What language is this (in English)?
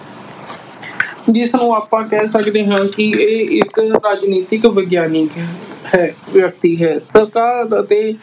Punjabi